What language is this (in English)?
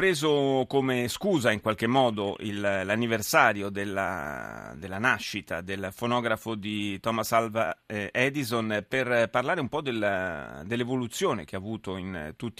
Italian